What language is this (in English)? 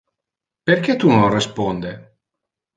Interlingua